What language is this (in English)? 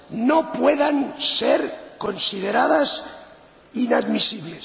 Spanish